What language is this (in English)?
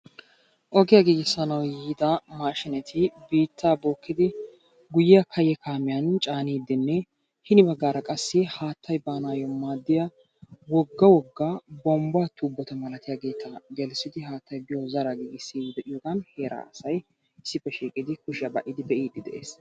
Wolaytta